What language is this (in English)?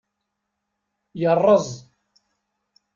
Kabyle